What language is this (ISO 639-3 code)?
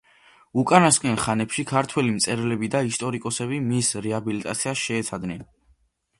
kat